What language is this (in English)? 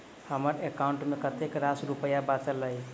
Maithili